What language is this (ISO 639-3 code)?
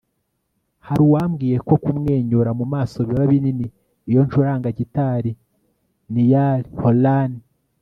kin